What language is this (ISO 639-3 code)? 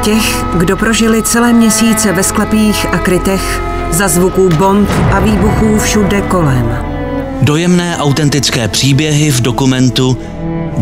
ces